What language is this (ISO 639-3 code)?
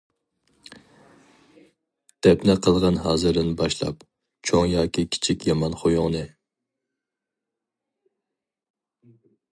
uig